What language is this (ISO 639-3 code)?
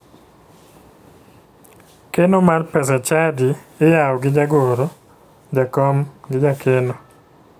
luo